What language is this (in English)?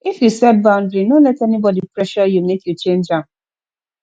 Nigerian Pidgin